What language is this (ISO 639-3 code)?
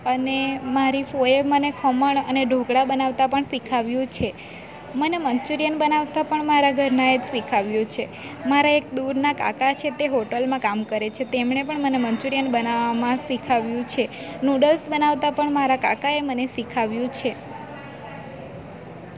guj